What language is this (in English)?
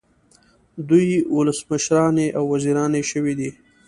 Pashto